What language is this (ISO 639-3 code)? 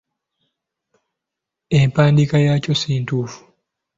lug